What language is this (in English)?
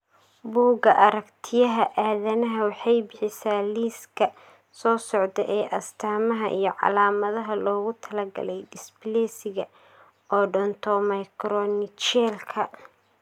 Somali